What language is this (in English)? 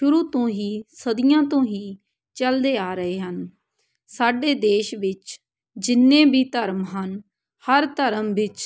Punjabi